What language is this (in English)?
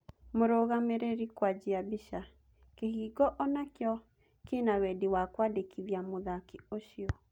Kikuyu